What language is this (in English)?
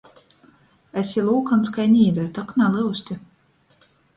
Latgalian